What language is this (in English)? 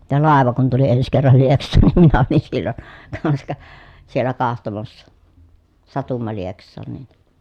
Finnish